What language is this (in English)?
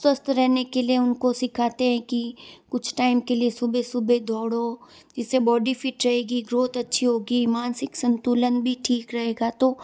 Hindi